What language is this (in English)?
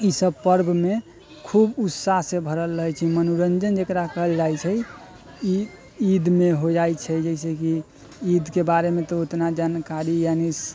Maithili